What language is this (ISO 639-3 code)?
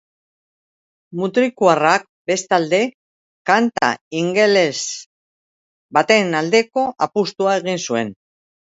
eus